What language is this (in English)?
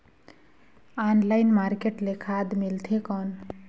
Chhattisgarhi